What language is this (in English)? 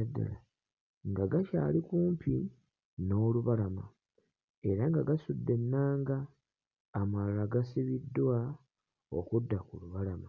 Ganda